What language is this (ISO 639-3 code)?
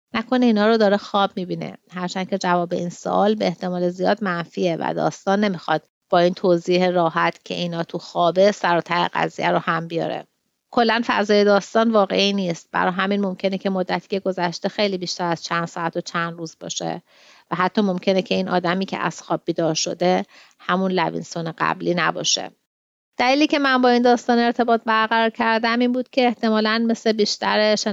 fas